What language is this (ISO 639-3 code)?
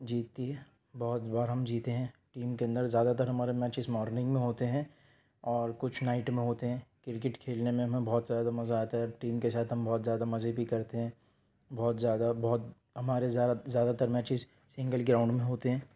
urd